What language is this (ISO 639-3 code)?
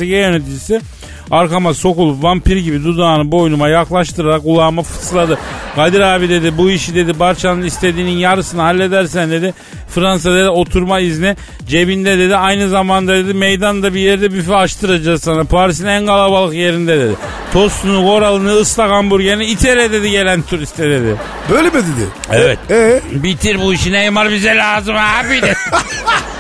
tur